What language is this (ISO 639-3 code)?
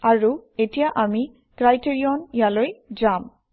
asm